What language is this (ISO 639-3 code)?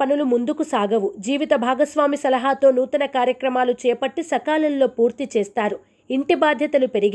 tel